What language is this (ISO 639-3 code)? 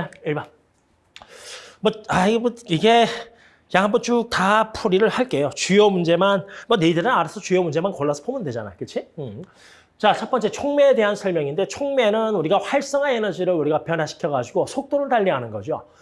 kor